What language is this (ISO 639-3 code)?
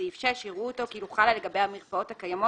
heb